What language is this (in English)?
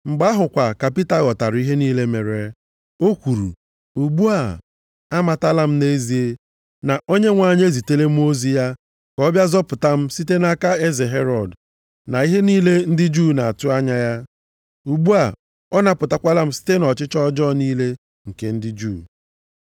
Igbo